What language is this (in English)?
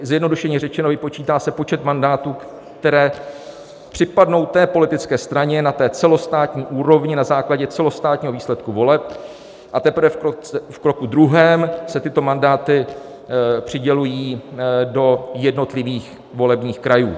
Czech